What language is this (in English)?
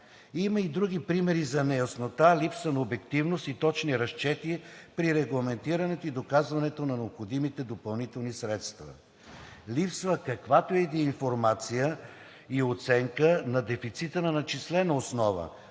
Bulgarian